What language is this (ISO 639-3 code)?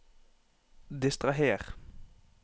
nor